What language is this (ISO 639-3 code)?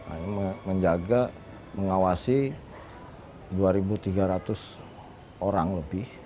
ind